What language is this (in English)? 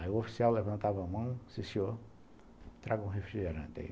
Portuguese